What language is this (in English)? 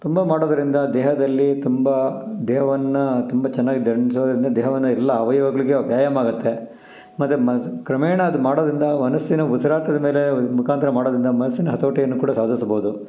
Kannada